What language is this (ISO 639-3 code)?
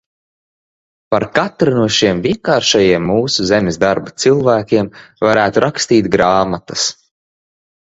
lav